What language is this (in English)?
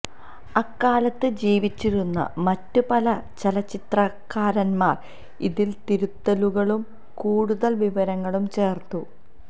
Malayalam